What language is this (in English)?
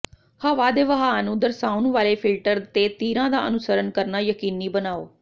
Punjabi